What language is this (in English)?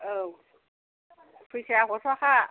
Bodo